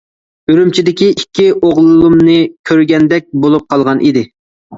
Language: Uyghur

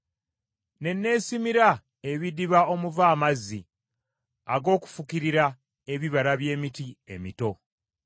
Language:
Ganda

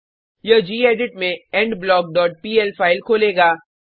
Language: Hindi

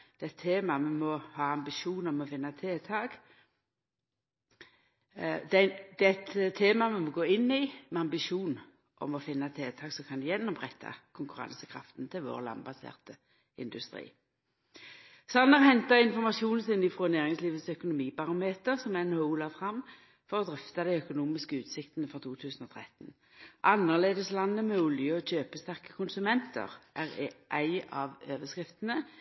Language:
Norwegian Nynorsk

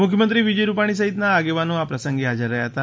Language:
Gujarati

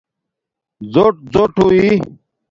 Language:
Domaaki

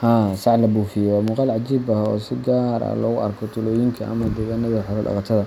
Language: Somali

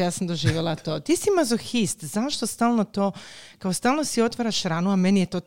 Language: Croatian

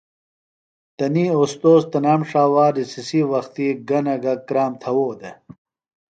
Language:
Phalura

